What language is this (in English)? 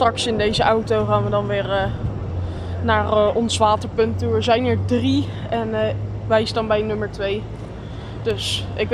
Dutch